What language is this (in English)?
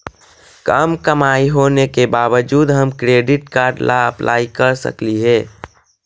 Magahi